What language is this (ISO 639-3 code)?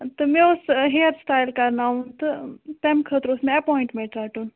kas